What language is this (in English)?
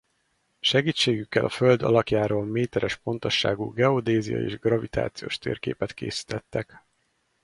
Hungarian